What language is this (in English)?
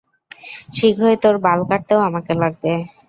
Bangla